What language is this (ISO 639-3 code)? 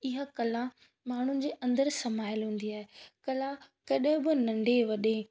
snd